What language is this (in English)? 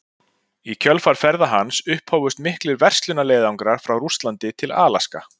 Icelandic